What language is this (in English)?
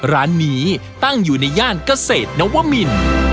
Thai